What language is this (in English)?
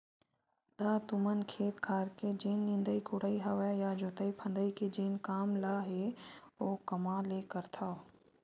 Chhattisgarhi